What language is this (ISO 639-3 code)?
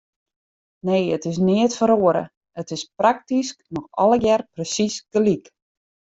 fry